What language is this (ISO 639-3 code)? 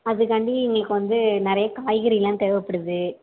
tam